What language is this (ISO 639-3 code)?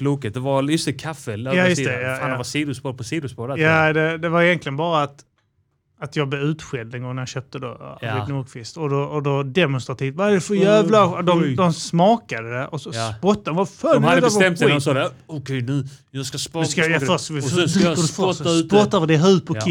swe